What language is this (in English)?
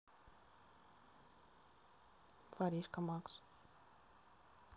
Russian